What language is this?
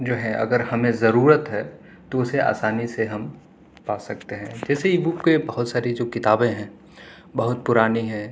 Urdu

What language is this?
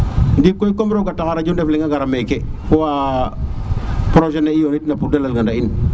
Serer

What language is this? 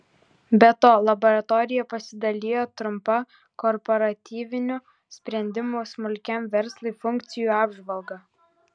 Lithuanian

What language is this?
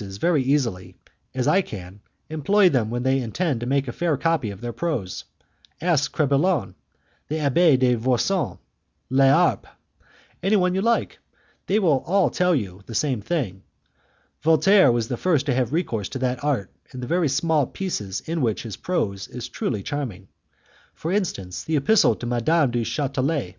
English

